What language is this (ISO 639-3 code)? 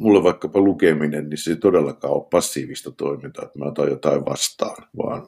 fin